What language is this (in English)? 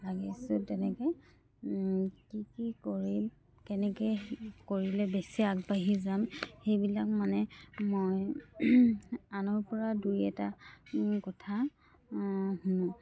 Assamese